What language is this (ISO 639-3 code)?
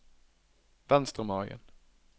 nor